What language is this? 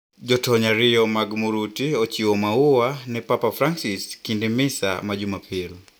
Luo (Kenya and Tanzania)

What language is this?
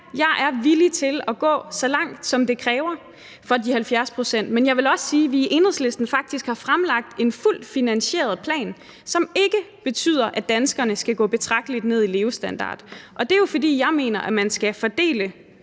Danish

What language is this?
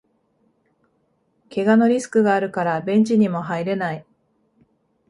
Japanese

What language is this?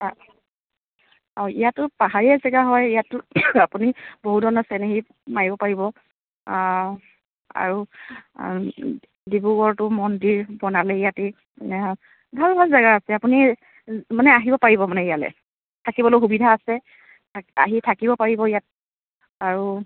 Assamese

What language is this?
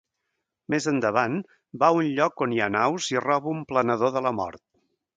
Catalan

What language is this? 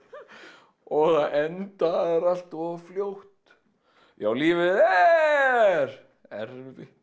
Icelandic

